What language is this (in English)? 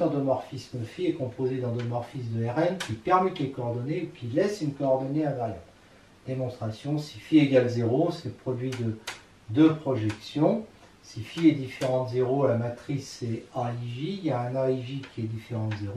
French